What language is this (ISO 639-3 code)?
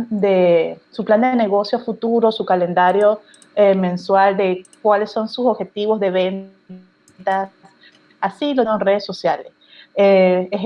spa